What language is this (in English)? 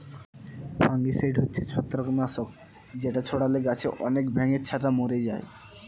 Bangla